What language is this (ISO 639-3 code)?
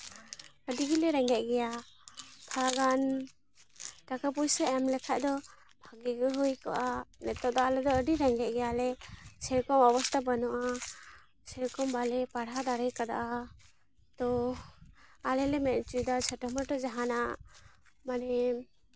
sat